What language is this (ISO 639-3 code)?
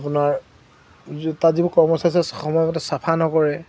asm